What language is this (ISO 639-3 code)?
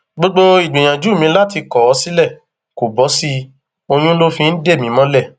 yor